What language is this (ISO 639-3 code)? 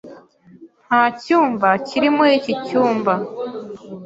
kin